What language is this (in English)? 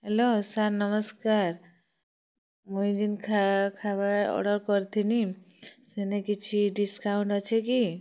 Odia